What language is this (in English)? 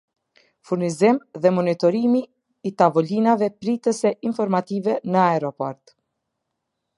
Albanian